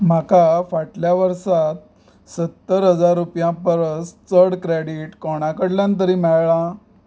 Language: Konkani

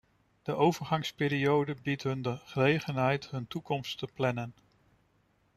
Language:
Dutch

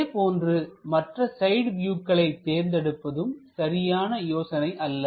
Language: Tamil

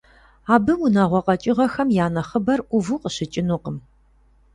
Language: Kabardian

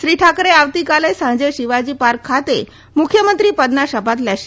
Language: Gujarati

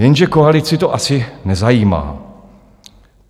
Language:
Czech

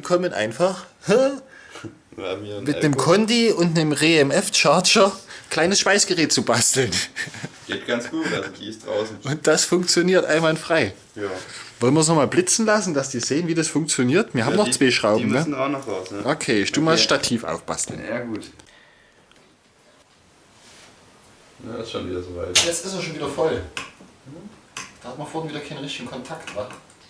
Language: German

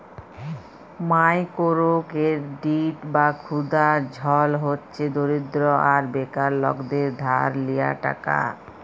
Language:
Bangla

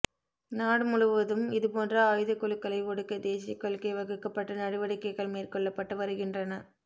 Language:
Tamil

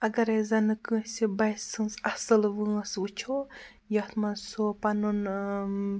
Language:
Kashmiri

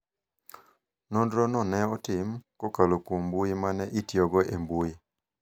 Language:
Luo (Kenya and Tanzania)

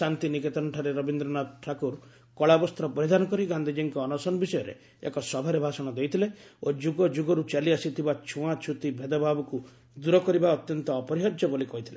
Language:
Odia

